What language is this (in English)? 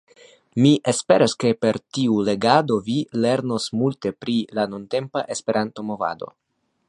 Esperanto